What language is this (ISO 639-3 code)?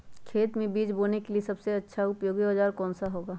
mag